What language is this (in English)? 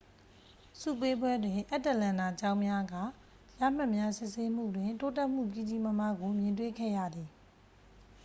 Burmese